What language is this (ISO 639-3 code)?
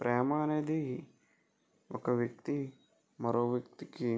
tel